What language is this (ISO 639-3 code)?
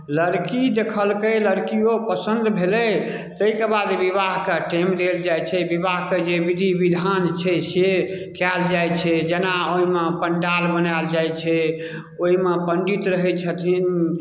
mai